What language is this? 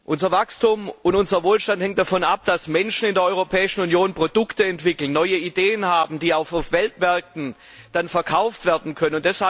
German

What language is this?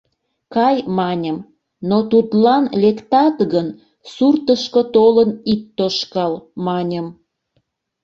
Mari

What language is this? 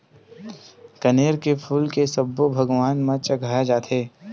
Chhattisgarhi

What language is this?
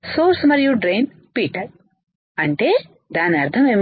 Telugu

